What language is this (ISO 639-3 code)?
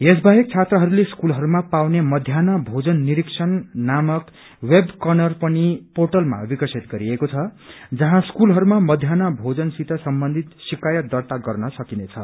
nep